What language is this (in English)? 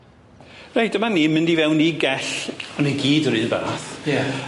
Welsh